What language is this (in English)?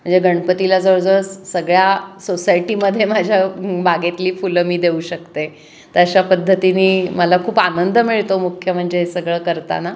Marathi